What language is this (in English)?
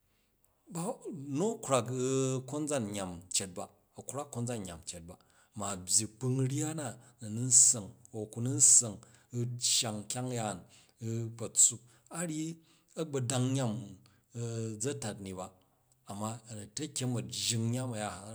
Jju